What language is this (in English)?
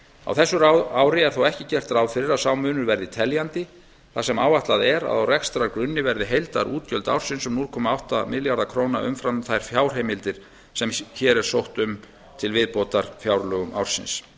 Icelandic